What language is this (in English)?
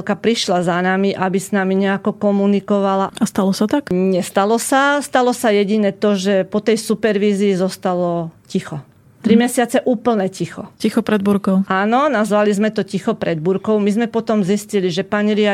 Slovak